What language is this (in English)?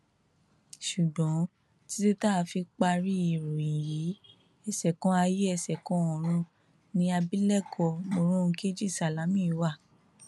Yoruba